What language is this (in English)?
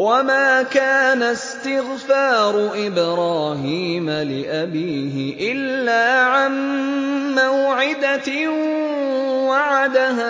Arabic